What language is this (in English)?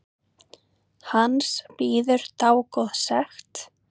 Icelandic